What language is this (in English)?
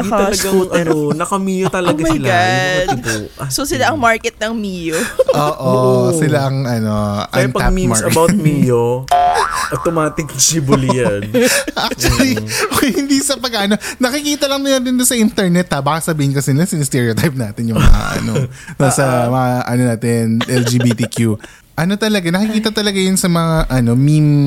Filipino